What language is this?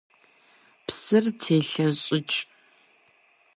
Kabardian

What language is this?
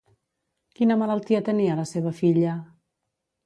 Catalan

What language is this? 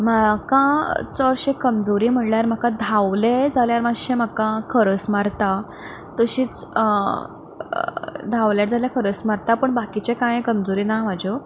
Konkani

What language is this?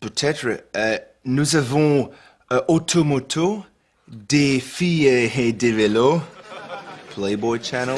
French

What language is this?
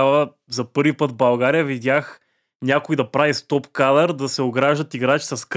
Bulgarian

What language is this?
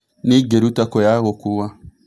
Kikuyu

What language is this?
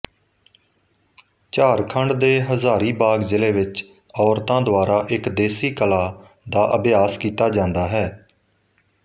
Punjabi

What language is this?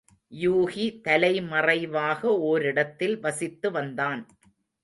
Tamil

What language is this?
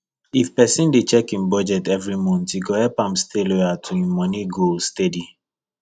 Nigerian Pidgin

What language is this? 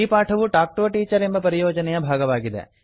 Kannada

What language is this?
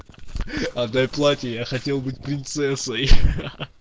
Russian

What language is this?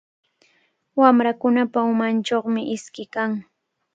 Cajatambo North Lima Quechua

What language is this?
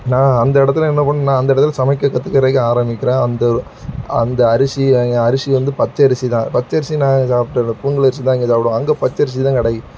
Tamil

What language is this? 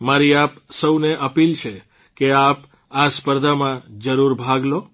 Gujarati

